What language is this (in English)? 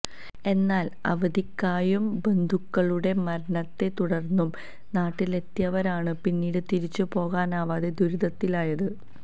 Malayalam